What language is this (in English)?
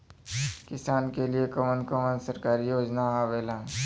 Bhojpuri